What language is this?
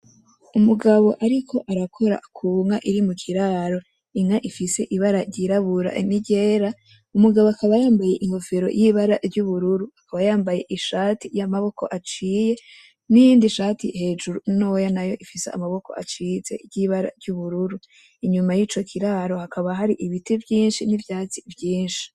Rundi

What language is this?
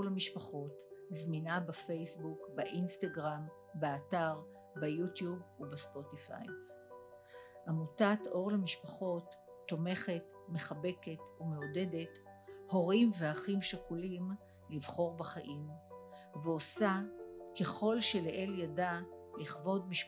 Hebrew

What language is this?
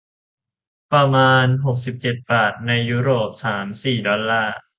Thai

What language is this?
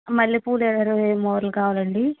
Telugu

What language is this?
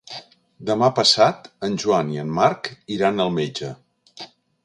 Catalan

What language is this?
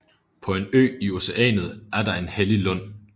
Danish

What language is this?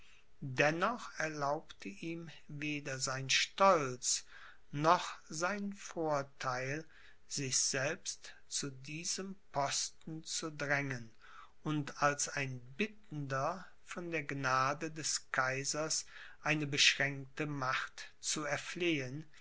German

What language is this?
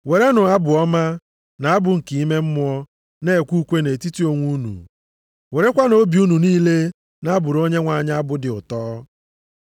Igbo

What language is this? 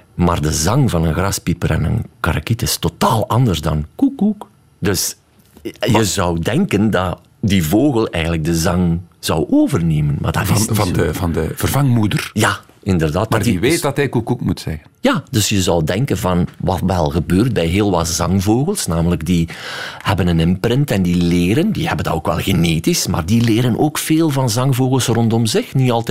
Dutch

